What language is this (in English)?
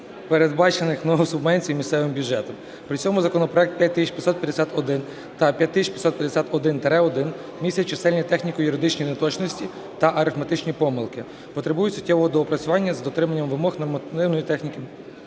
Ukrainian